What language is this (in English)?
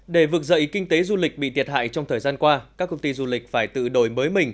Vietnamese